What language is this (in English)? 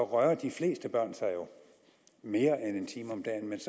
Danish